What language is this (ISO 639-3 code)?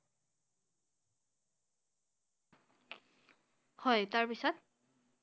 asm